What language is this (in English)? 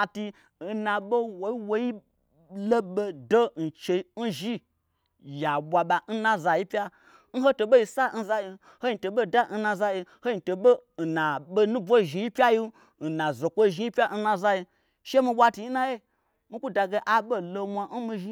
Gbagyi